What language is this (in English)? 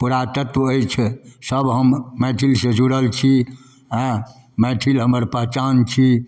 Maithili